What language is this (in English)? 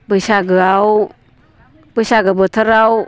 Bodo